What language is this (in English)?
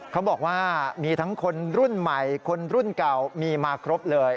Thai